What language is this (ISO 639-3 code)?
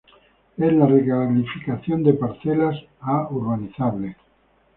spa